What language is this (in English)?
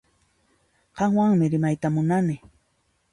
Puno Quechua